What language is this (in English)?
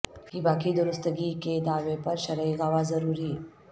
Urdu